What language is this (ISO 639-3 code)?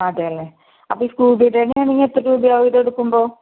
mal